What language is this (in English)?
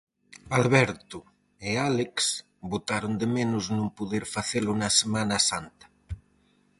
Galician